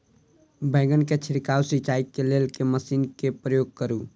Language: Maithili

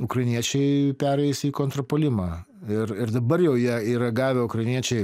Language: Lithuanian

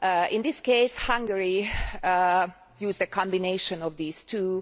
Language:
English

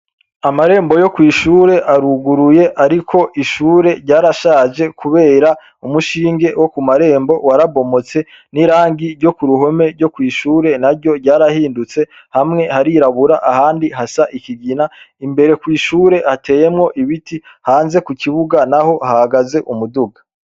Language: Rundi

